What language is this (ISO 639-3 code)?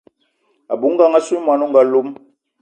eto